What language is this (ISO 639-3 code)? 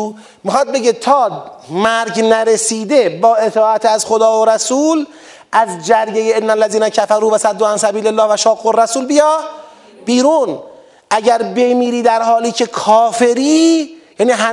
fas